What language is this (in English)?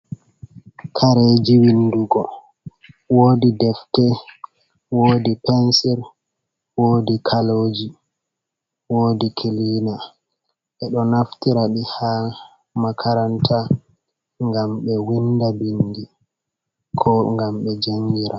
Fula